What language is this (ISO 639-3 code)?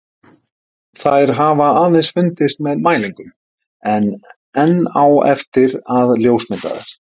isl